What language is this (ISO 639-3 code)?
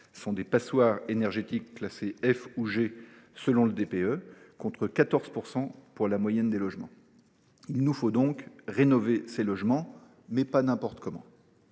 fra